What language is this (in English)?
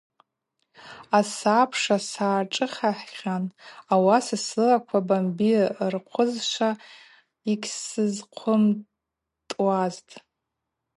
Abaza